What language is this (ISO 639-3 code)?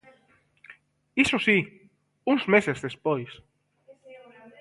glg